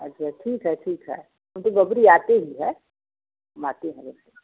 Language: Hindi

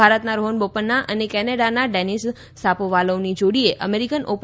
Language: Gujarati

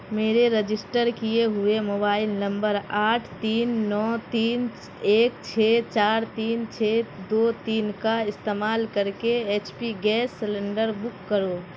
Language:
Urdu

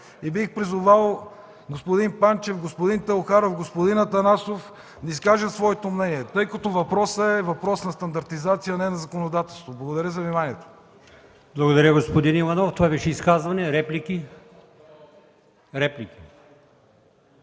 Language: Bulgarian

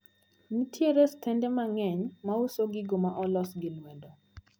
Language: Luo (Kenya and Tanzania)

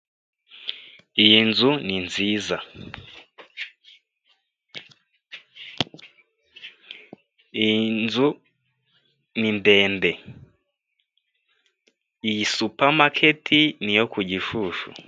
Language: Kinyarwanda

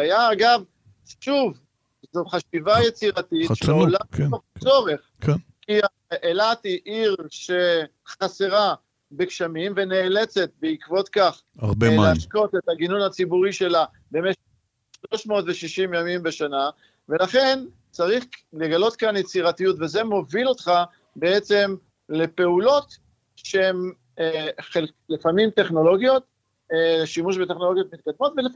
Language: Hebrew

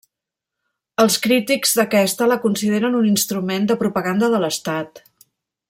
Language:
Catalan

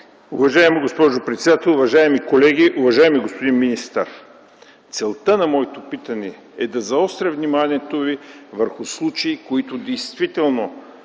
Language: Bulgarian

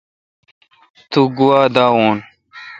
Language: Kalkoti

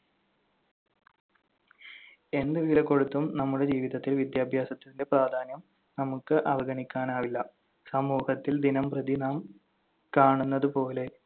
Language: Malayalam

